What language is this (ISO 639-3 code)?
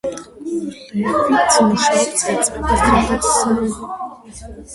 kat